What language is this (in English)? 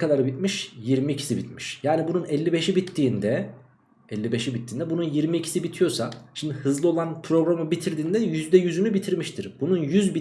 Turkish